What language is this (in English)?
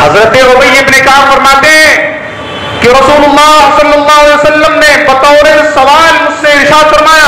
Arabic